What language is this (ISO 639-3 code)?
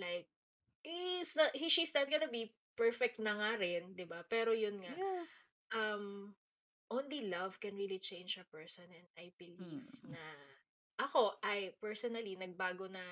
fil